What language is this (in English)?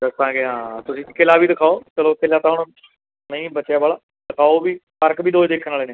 Punjabi